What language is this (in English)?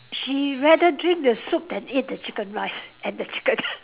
English